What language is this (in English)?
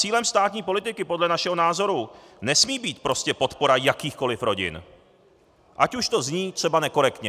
Czech